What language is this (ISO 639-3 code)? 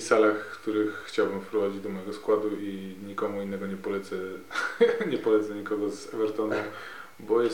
pol